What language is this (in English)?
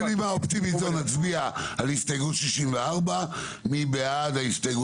Hebrew